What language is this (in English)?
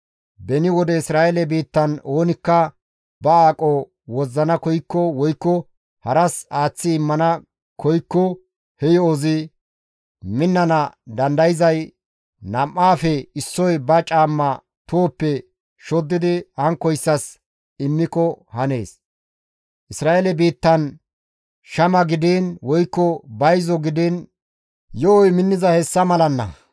Gamo